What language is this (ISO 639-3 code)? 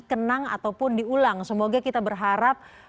ind